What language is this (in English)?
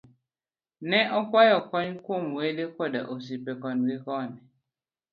Luo (Kenya and Tanzania)